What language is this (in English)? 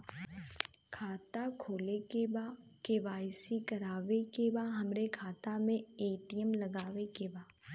Bhojpuri